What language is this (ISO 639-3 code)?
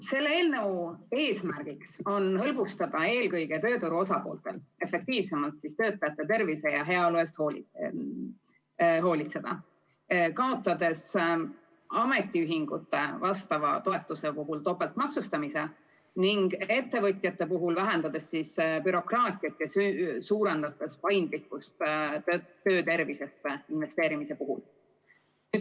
est